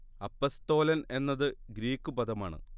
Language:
Malayalam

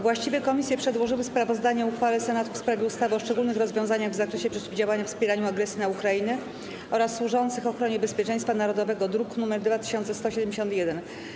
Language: Polish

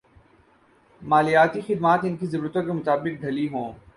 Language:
Urdu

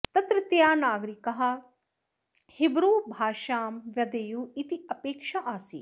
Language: Sanskrit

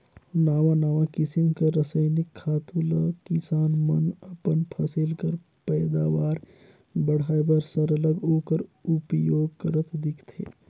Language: Chhattisgarhi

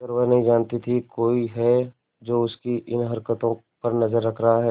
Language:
Hindi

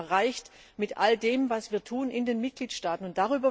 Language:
German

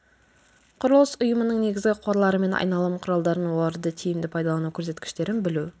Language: Kazakh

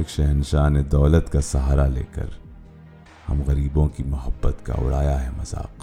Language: Urdu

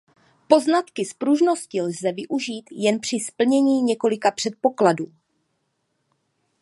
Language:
Czech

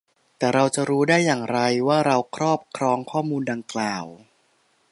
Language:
Thai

